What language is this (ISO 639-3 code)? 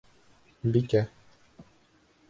bak